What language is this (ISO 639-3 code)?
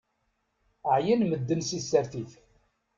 kab